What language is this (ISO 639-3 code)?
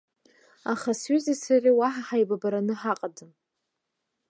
abk